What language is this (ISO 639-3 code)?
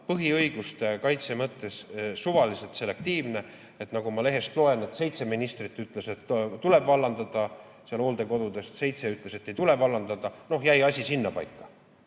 est